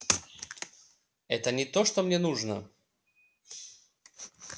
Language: Russian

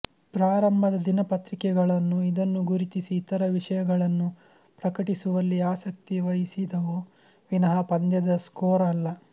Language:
Kannada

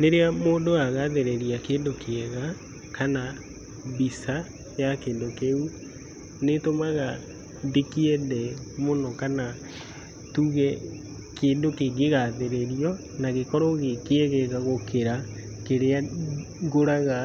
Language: Kikuyu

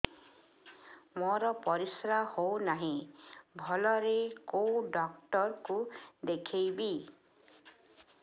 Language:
Odia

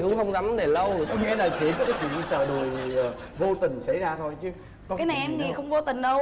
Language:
Vietnamese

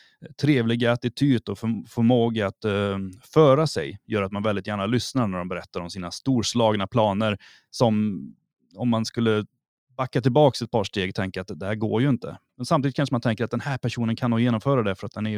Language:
Swedish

